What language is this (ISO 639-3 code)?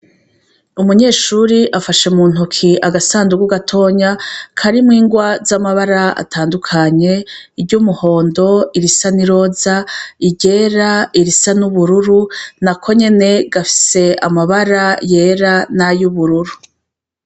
run